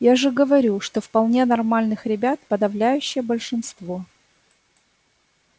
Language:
Russian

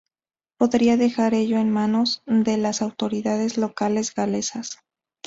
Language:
Spanish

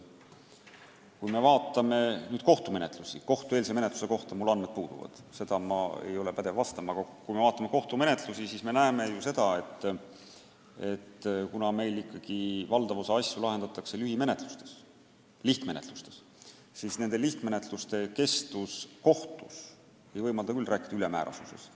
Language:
Estonian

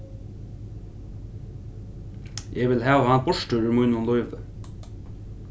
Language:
Faroese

